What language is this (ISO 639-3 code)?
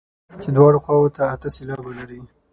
pus